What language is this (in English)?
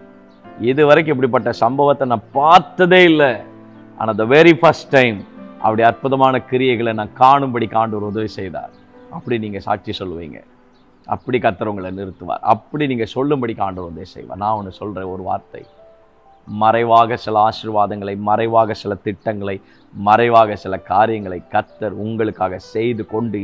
Tamil